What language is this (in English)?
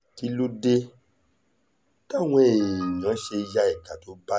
Yoruba